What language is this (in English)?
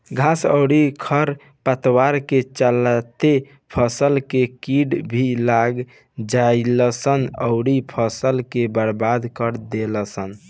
Bhojpuri